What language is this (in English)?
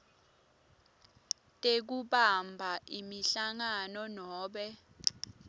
Swati